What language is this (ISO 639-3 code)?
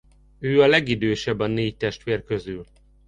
hun